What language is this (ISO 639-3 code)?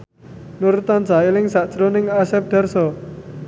jav